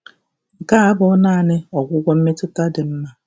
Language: Igbo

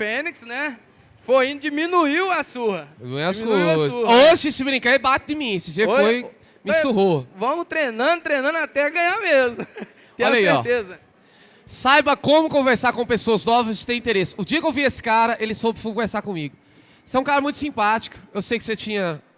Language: Portuguese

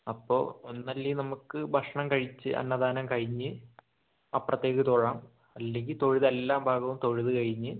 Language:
Malayalam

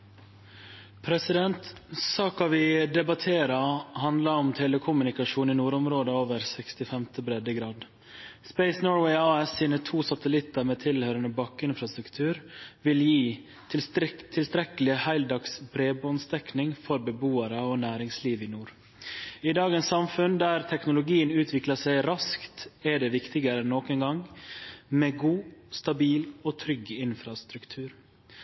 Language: Norwegian Nynorsk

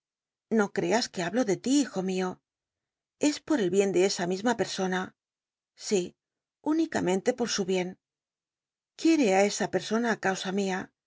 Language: Spanish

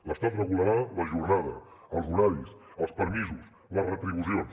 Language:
Catalan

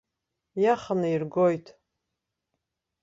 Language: Abkhazian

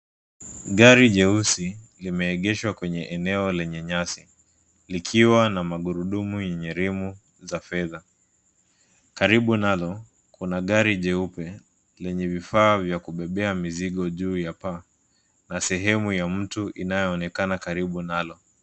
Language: Swahili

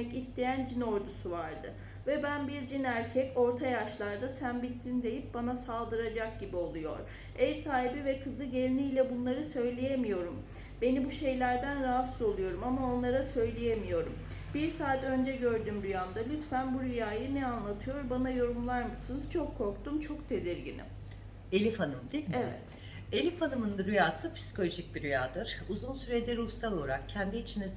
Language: Turkish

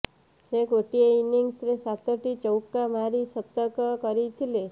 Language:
Odia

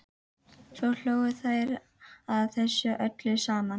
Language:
Icelandic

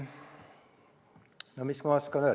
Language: Estonian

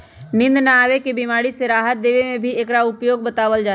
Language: Magahi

